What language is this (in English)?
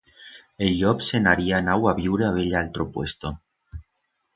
Aragonese